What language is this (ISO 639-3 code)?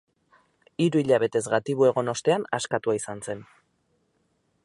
eus